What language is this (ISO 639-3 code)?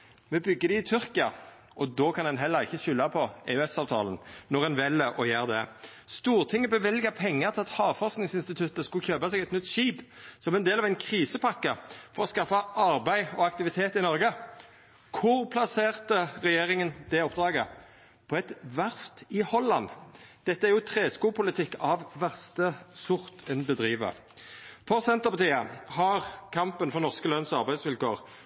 nno